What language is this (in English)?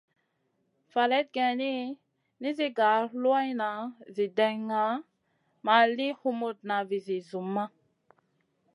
Masana